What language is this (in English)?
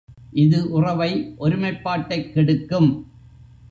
Tamil